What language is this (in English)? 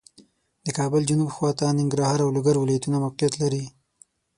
Pashto